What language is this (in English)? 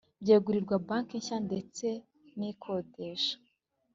Kinyarwanda